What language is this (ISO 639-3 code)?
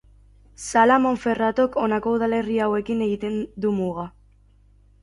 eus